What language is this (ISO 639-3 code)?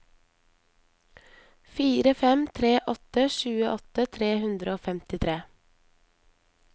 nor